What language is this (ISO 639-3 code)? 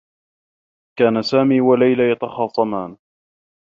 ara